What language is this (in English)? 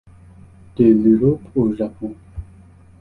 French